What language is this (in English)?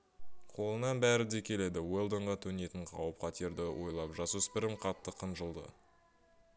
Kazakh